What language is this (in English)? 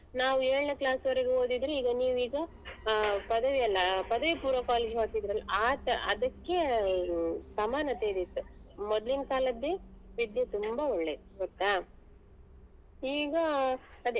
Kannada